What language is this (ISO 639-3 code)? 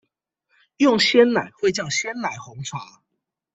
zho